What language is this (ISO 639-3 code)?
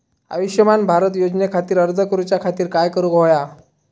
mar